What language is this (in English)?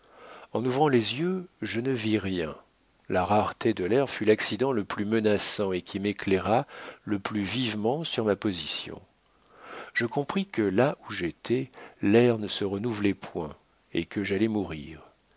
French